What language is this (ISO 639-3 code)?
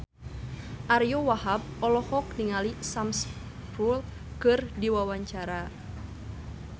sun